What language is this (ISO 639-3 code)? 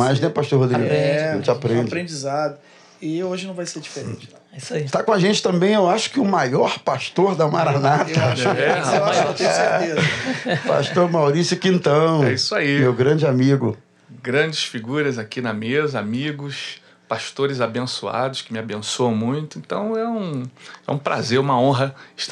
por